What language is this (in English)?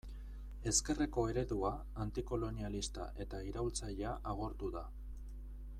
Basque